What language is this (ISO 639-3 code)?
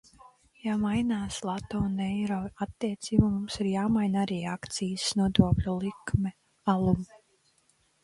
lav